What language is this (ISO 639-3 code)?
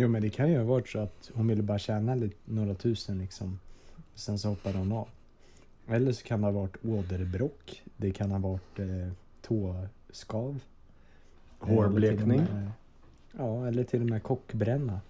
swe